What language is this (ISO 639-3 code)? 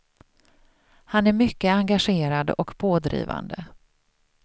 swe